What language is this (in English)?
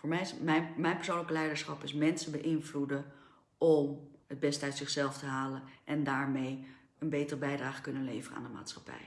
Dutch